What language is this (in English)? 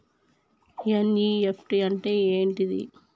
Telugu